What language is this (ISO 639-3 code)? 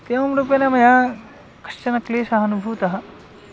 san